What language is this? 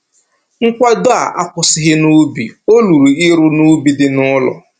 Igbo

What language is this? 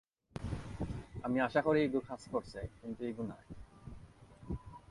Bangla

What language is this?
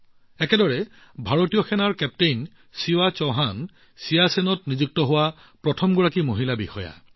Assamese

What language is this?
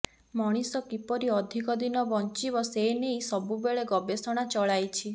Odia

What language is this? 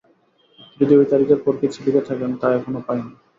Bangla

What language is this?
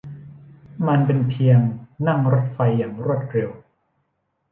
Thai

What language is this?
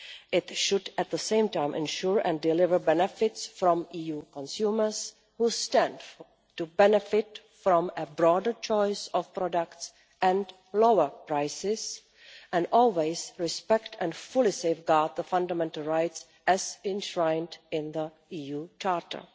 English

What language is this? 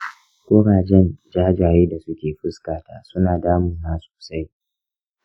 Hausa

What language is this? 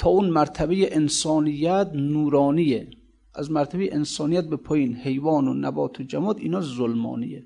Persian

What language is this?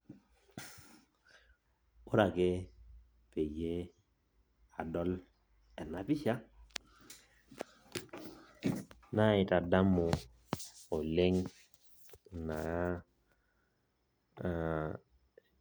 Masai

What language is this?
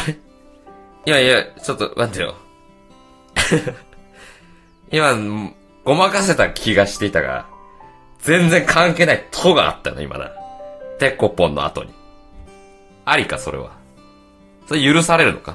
Japanese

